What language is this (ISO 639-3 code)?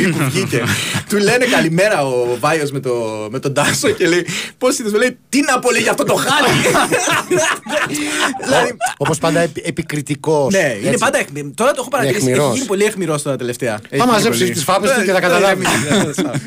ell